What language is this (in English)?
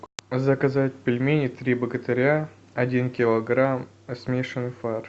Russian